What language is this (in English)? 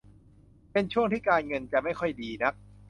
Thai